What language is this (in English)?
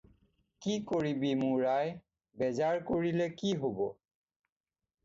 Assamese